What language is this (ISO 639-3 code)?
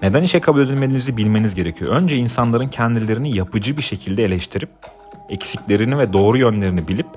tur